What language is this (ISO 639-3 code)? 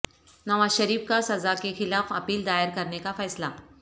urd